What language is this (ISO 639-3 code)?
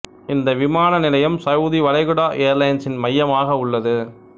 tam